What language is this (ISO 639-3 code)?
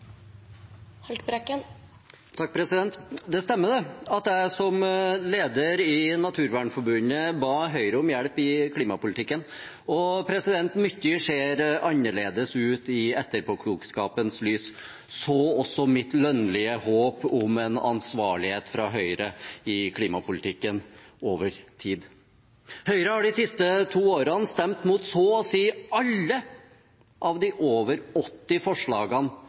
nob